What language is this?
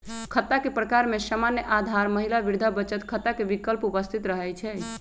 Magahi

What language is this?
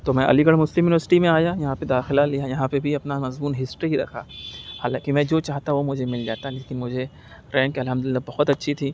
Urdu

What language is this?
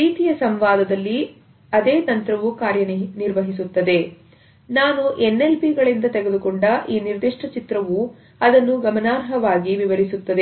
Kannada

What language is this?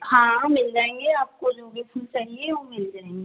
Hindi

